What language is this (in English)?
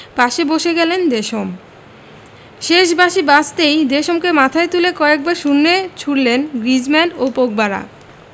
Bangla